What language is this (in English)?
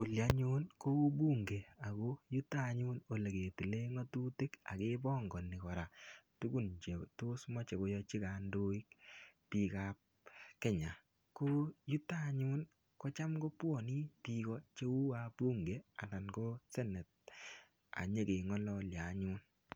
Kalenjin